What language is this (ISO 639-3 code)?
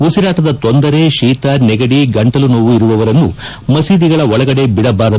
kan